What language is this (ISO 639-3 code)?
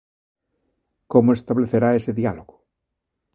glg